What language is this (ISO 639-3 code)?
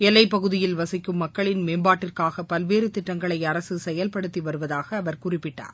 tam